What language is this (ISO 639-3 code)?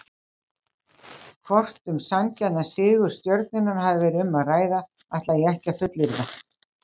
isl